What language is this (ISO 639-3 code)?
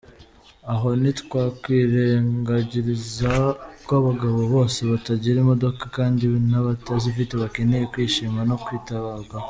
kin